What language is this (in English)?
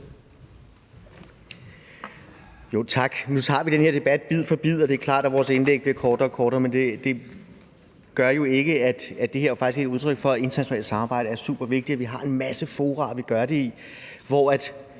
Danish